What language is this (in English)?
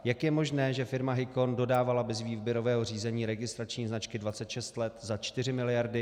Czech